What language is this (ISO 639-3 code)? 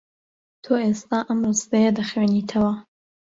ckb